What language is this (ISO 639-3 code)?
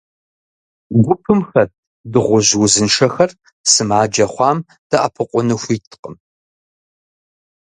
kbd